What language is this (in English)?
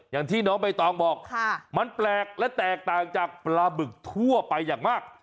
Thai